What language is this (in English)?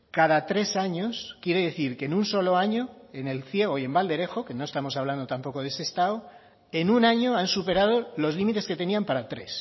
Spanish